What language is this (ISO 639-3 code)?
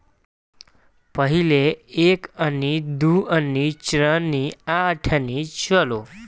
bho